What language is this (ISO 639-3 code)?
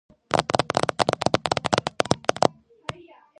kat